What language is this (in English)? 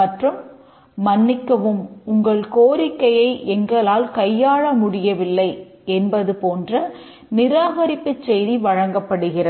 Tamil